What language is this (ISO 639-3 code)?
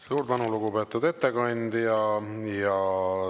est